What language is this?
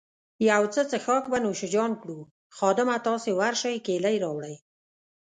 Pashto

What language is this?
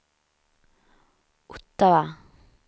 Swedish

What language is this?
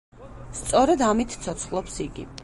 Georgian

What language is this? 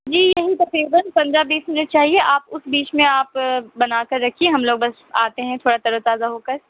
Urdu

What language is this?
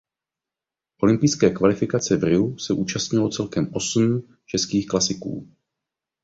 Czech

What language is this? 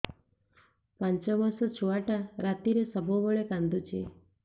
Odia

